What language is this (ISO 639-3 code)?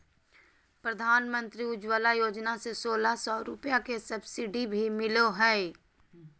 mag